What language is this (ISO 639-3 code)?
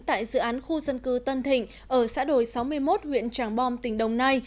vie